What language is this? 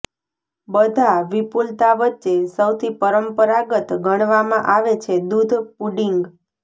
Gujarati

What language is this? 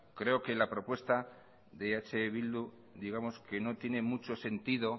Spanish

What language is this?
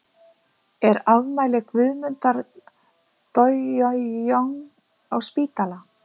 Icelandic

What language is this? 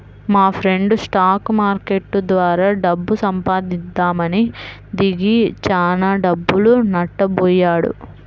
Telugu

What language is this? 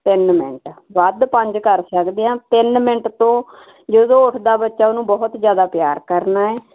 Punjabi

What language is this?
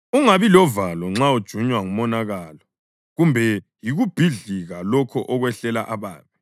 North Ndebele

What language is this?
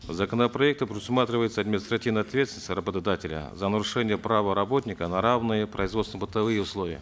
Kazakh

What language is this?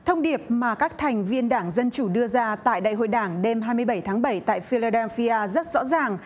Vietnamese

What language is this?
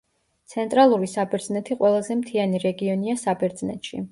Georgian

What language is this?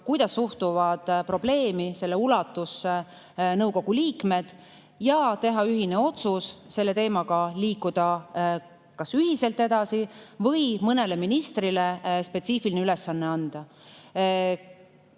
Estonian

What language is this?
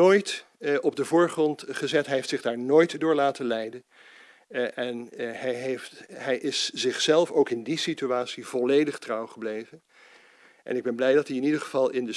Dutch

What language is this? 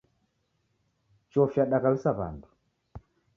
Taita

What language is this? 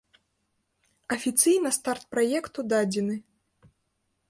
Belarusian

